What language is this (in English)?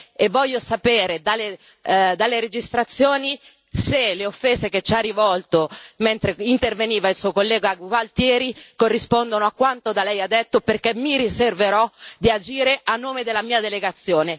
Italian